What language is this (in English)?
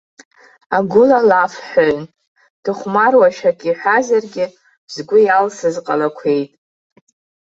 Abkhazian